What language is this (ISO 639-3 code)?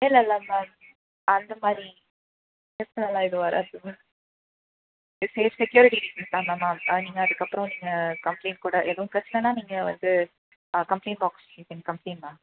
tam